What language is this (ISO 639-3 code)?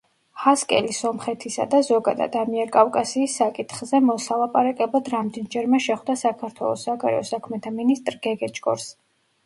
kat